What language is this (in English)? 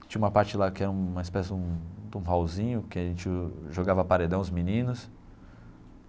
Portuguese